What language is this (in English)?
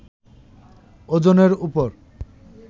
Bangla